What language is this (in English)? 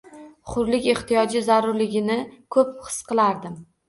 Uzbek